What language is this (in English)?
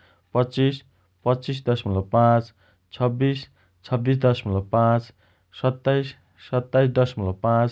Dotyali